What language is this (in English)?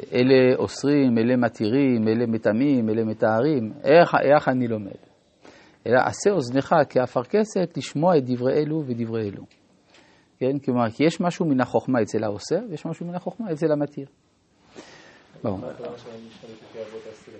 Hebrew